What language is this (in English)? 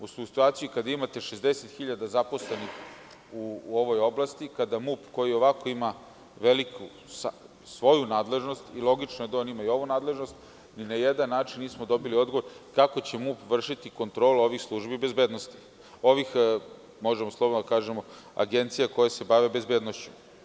Serbian